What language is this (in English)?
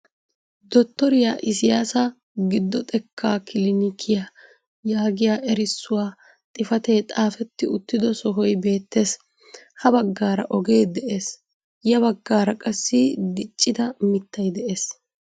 Wolaytta